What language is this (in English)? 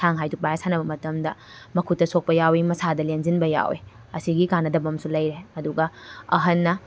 Manipuri